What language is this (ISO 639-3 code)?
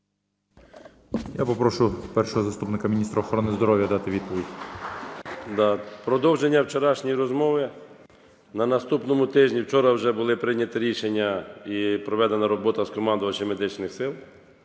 ukr